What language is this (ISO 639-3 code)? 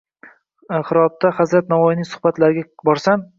uzb